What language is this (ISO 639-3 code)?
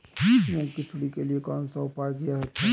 hin